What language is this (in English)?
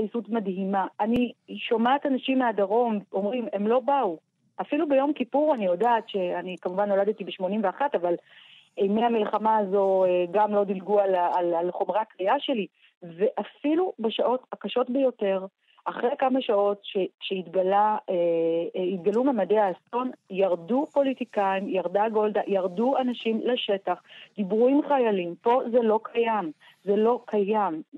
Hebrew